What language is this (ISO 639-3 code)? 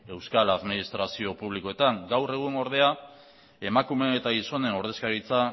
eus